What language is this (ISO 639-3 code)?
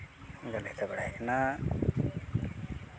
sat